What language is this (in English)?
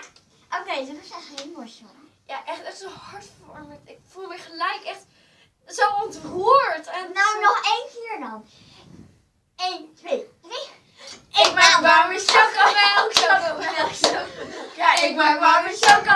Dutch